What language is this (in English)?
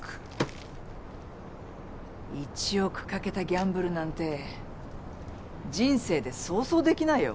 Japanese